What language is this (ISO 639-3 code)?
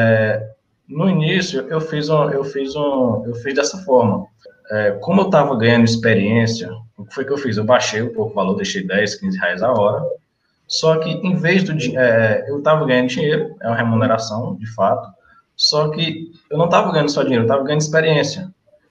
por